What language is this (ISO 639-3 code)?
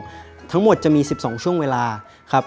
tha